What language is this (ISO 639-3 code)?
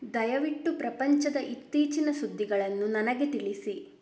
kan